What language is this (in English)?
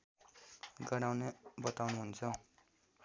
Nepali